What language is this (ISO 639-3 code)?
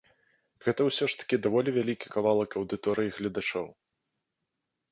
bel